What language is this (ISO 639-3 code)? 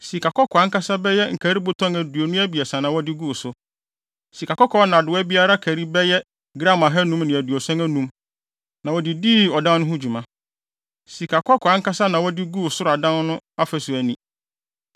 aka